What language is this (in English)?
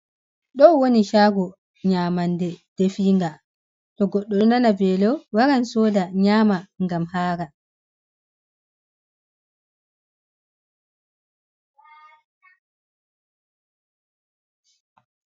Fula